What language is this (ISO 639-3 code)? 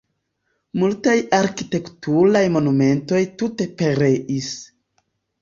epo